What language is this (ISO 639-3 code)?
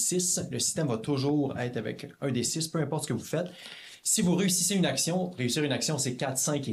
fra